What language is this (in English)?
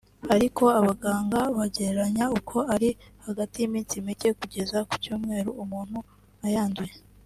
Kinyarwanda